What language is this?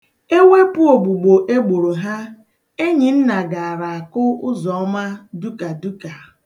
Igbo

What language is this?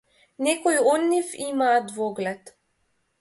Macedonian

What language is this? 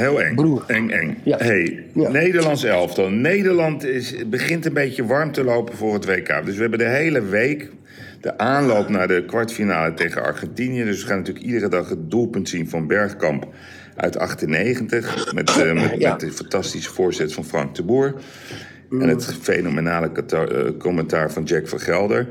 Dutch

